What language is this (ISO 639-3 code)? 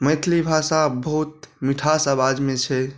mai